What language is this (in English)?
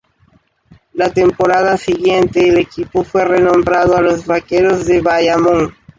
Spanish